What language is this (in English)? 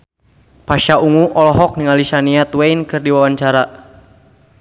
Sundanese